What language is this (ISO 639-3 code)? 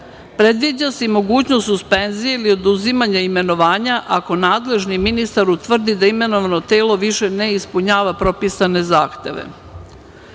srp